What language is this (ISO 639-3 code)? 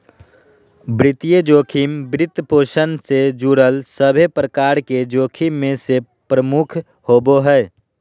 mag